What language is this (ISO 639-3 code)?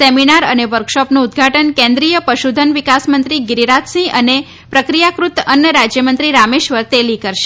guj